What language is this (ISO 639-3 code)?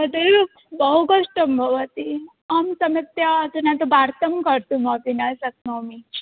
san